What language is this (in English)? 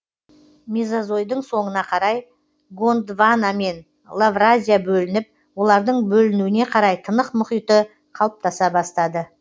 Kazakh